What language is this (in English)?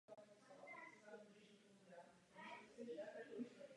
Czech